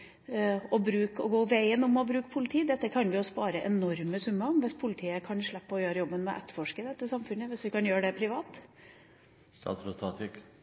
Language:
Norwegian Bokmål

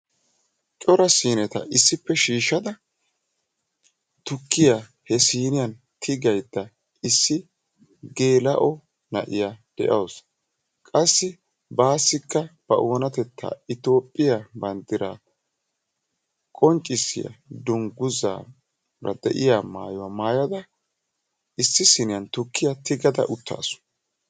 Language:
Wolaytta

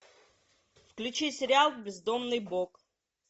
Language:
Russian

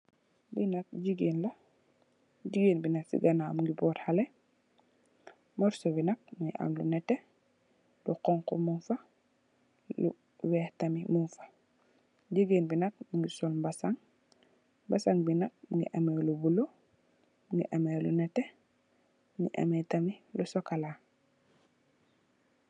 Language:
Wolof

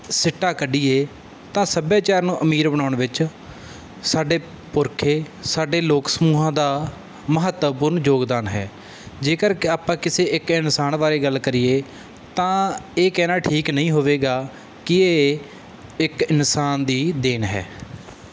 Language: Punjabi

